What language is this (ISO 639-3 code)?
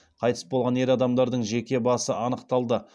kaz